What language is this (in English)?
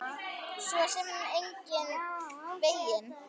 Icelandic